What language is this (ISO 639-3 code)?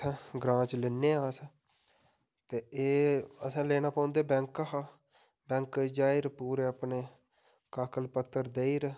doi